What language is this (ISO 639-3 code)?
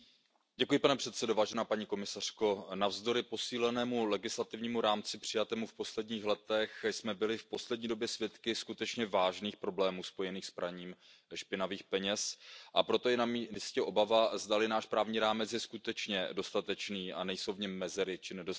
ces